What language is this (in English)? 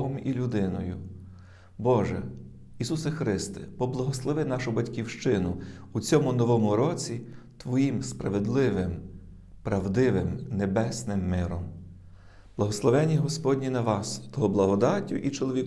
Ukrainian